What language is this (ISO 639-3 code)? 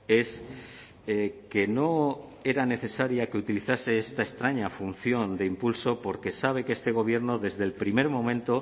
spa